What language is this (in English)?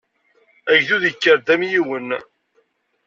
Kabyle